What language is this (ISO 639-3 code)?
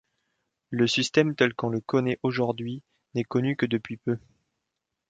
fra